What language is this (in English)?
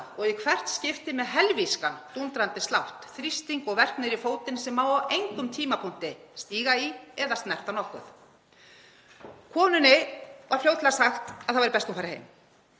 Icelandic